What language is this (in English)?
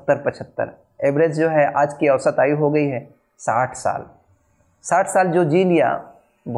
Hindi